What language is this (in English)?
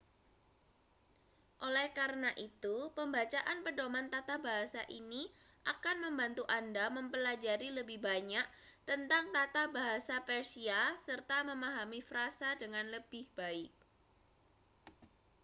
Indonesian